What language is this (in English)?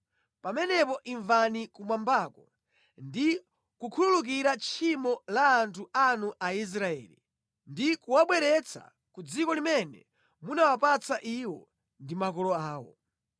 Nyanja